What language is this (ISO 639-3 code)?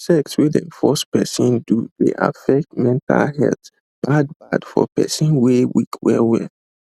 pcm